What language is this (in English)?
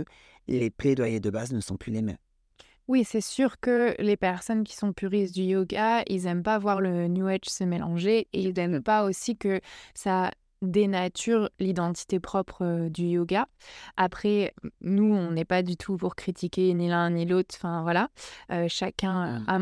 French